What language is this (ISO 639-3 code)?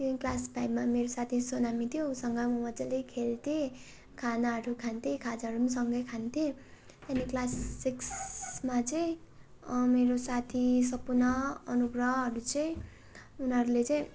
nep